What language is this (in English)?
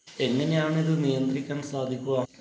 Malayalam